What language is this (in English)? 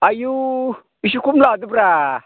Bodo